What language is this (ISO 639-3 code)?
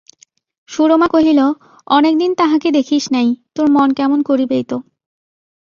ben